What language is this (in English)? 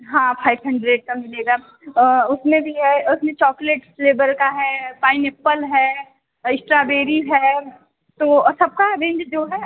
Hindi